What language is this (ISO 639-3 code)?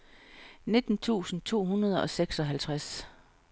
dan